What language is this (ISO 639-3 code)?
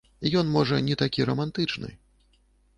bel